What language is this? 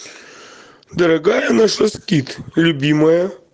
Russian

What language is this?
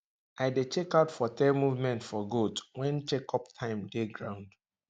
Nigerian Pidgin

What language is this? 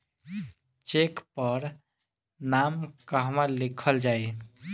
Bhojpuri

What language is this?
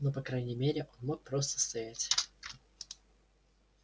Russian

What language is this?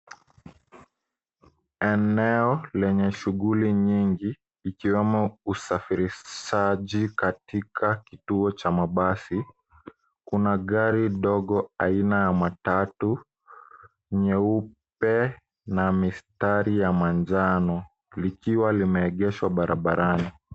Swahili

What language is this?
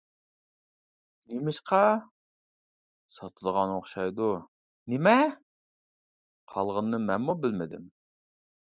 Uyghur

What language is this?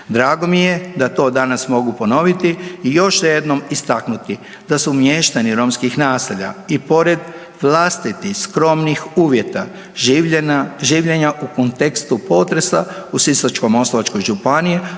Croatian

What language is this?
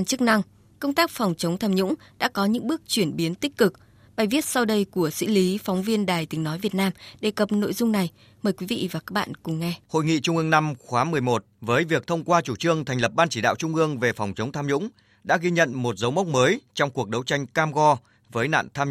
Vietnamese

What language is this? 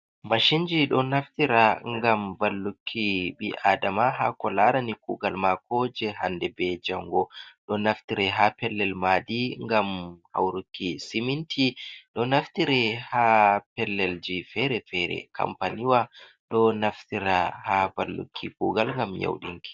Fula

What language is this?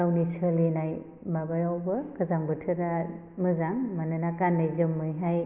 Bodo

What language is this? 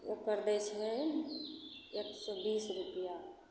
Maithili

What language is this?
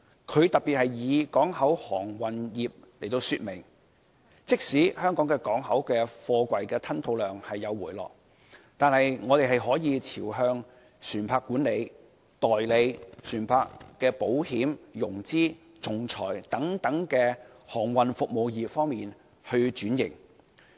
Cantonese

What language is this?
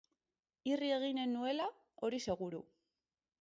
Basque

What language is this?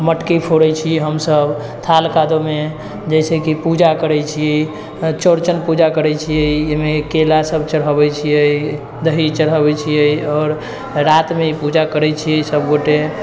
Maithili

